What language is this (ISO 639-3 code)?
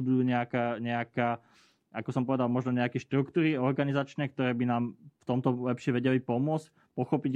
slk